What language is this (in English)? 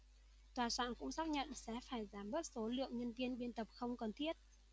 Vietnamese